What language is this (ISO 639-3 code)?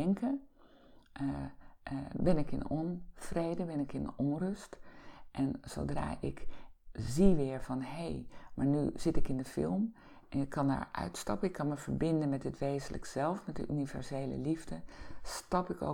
nld